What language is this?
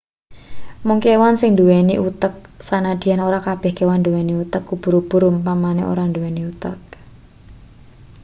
Javanese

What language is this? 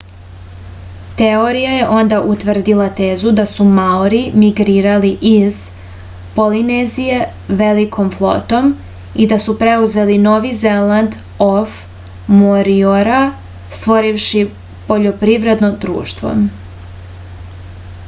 Serbian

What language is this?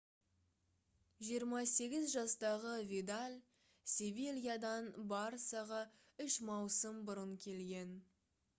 Kazakh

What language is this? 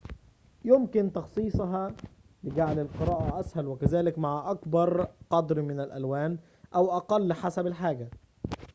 Arabic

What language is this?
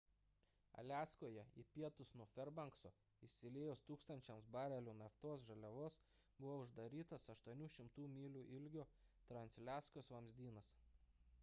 Lithuanian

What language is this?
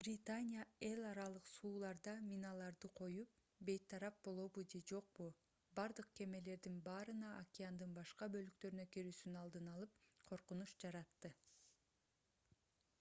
Kyrgyz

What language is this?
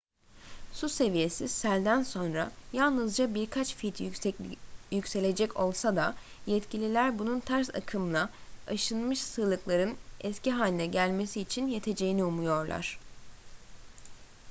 Turkish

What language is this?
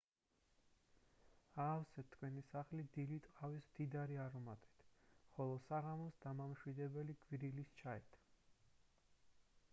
Georgian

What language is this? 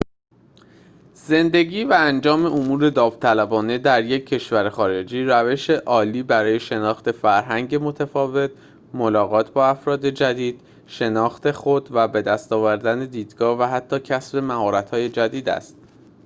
Persian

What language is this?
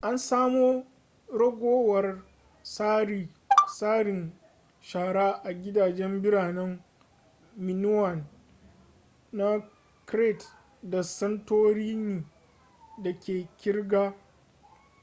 Hausa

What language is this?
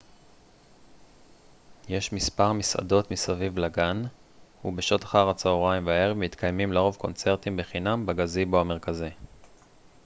Hebrew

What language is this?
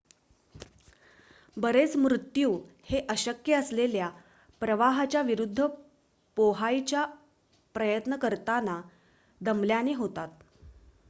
Marathi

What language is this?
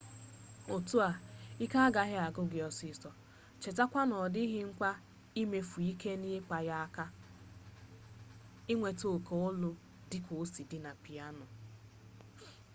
Igbo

